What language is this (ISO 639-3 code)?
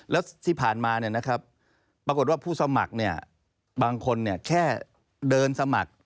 tha